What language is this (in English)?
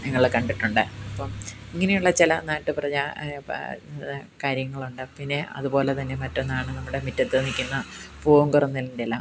Malayalam